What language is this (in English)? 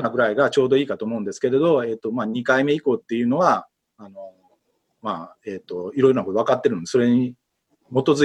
Japanese